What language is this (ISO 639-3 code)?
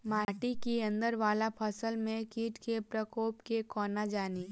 mai